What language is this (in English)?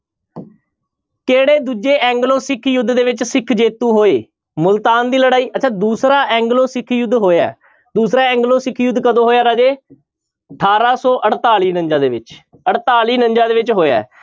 Punjabi